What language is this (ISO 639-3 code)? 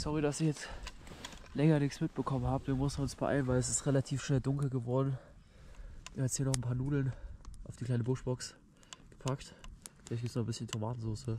deu